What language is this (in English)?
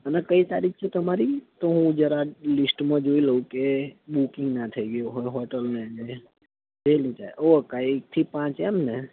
Gujarati